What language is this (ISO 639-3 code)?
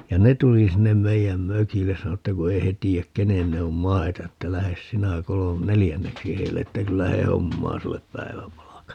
fin